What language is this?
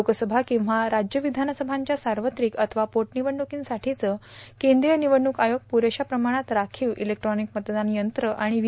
Marathi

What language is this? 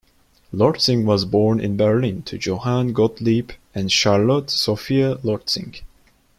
English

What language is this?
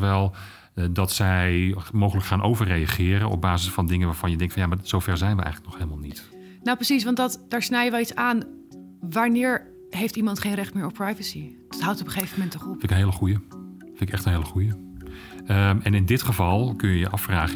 Dutch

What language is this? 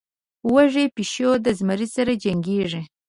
Pashto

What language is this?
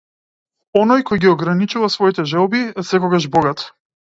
Macedonian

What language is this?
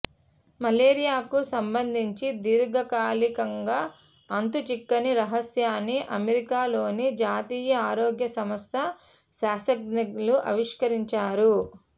Telugu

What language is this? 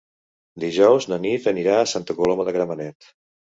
Catalan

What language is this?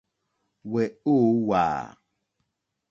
Mokpwe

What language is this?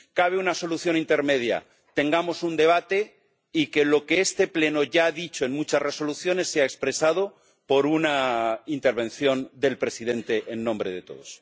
Spanish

